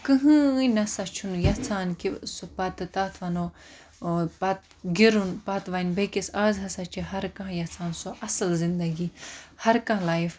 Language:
Kashmiri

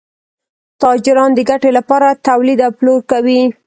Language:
Pashto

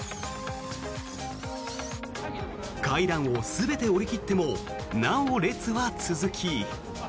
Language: Japanese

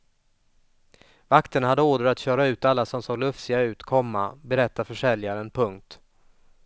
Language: Swedish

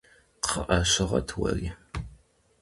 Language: Kabardian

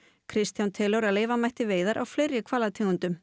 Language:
Icelandic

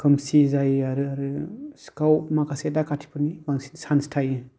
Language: Bodo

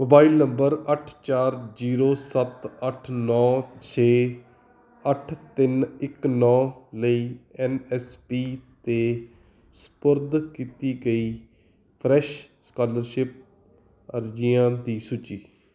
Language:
Punjabi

